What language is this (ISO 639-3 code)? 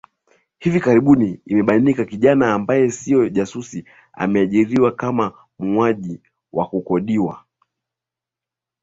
swa